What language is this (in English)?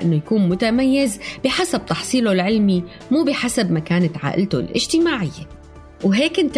Arabic